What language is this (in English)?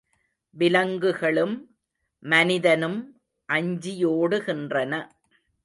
Tamil